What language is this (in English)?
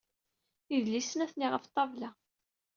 Kabyle